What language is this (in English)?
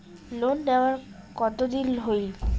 Bangla